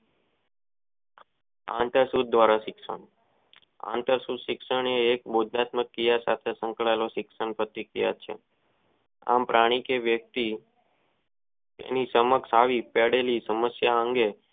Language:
Gujarati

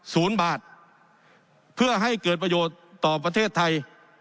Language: Thai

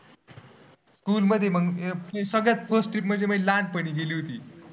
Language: Marathi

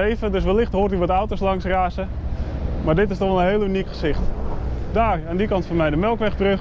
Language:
Dutch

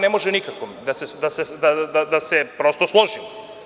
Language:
Serbian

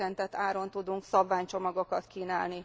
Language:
Hungarian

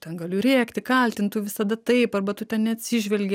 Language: Lithuanian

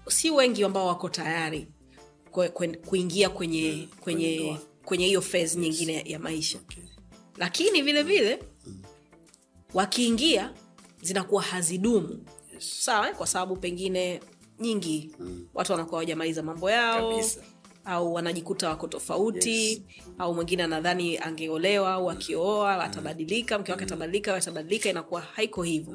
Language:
Swahili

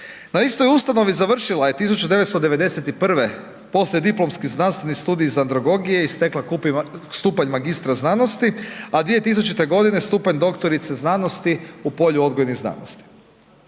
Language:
Croatian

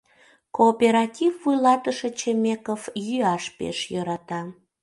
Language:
Mari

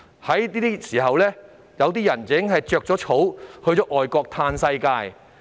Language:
Cantonese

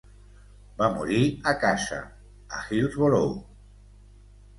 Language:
Catalan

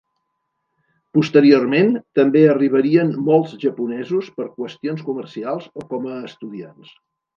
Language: Catalan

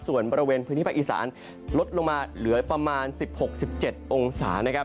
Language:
Thai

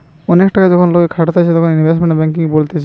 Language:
Bangla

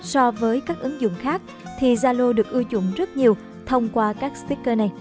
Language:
Vietnamese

